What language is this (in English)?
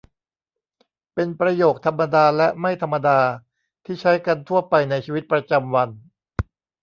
Thai